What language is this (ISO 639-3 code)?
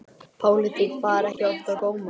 isl